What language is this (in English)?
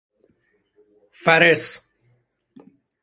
Persian